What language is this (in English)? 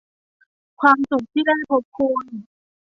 Thai